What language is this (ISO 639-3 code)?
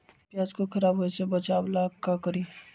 mag